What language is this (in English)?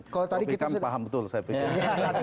Indonesian